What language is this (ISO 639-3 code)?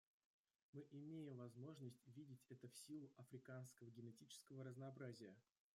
rus